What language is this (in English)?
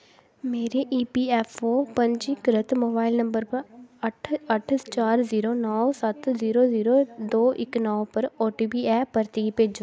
Dogri